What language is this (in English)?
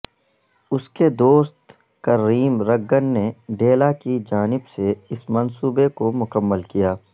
Urdu